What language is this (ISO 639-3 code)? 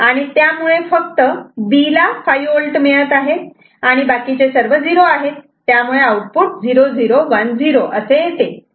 mar